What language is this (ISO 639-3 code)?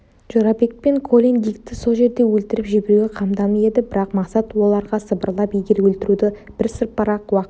kaz